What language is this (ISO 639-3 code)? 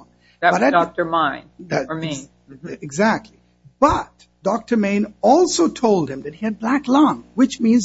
eng